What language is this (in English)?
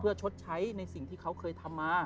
Thai